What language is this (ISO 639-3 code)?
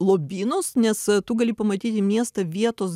lit